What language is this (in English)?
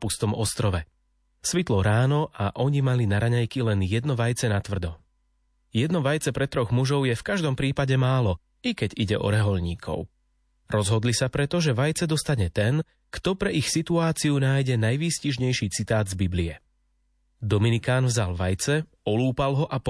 Slovak